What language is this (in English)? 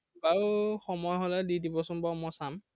Assamese